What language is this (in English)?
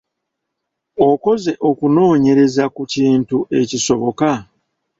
Ganda